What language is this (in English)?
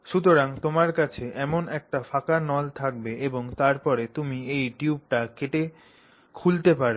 Bangla